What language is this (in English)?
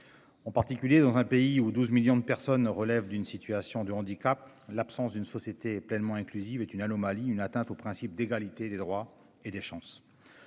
French